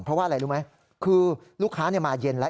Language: Thai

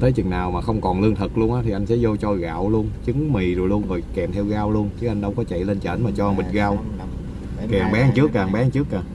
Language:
Vietnamese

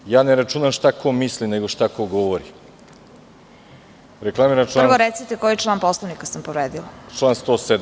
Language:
Serbian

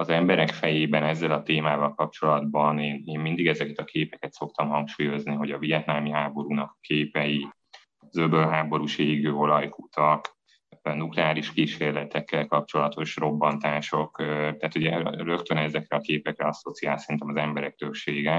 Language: Hungarian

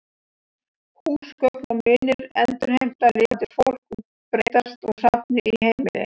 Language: Icelandic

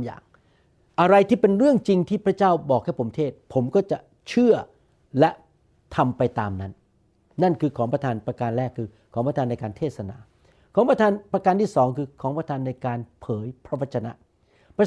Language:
Thai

